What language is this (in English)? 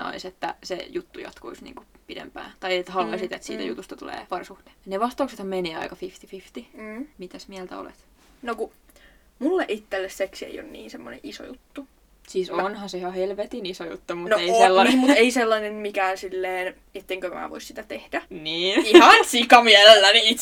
Finnish